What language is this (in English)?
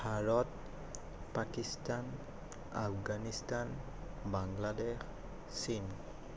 Assamese